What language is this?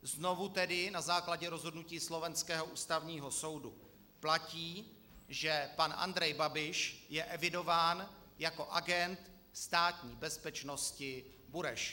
Czech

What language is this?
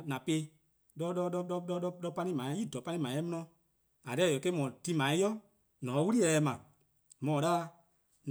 Eastern Krahn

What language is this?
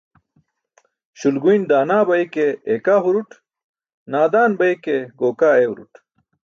Burushaski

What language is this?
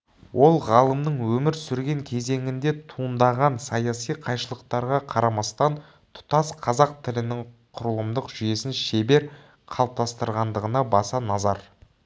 Kazakh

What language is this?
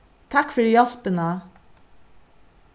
Faroese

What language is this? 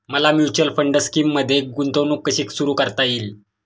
Marathi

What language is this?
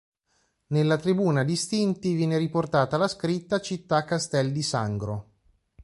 Italian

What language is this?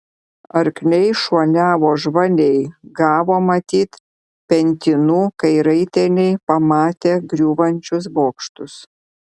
Lithuanian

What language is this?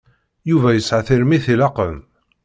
Kabyle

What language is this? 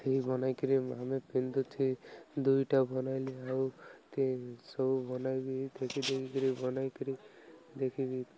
Odia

